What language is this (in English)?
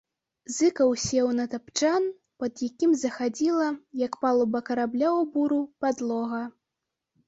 Belarusian